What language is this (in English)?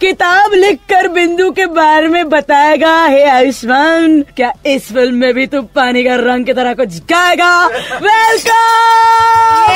Hindi